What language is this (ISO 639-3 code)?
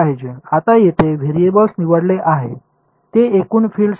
mar